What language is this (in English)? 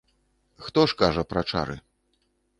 Belarusian